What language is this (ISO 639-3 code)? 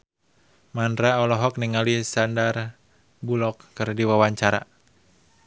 sun